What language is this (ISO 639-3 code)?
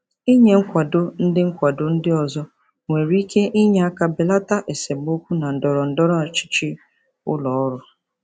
ibo